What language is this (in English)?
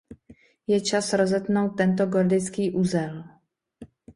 Czech